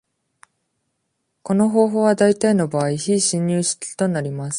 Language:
Japanese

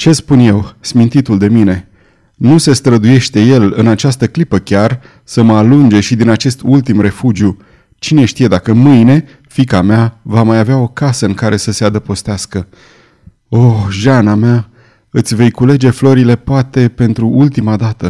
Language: Romanian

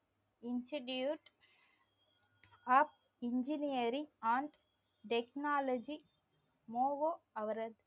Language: Tamil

